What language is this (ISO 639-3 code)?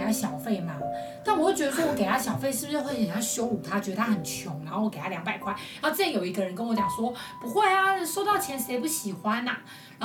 zho